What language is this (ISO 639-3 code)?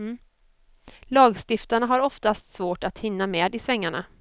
swe